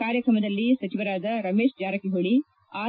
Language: Kannada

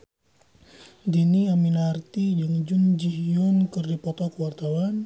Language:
Sundanese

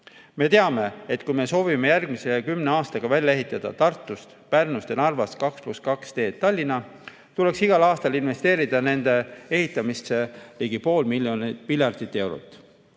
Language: Estonian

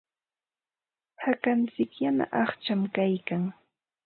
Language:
Ambo-Pasco Quechua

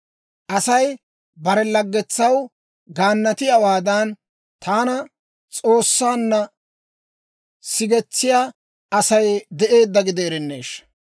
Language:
Dawro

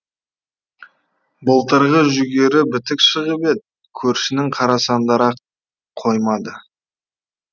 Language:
Kazakh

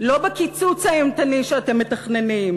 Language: Hebrew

